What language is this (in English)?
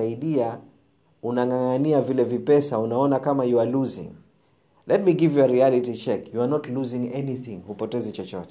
Swahili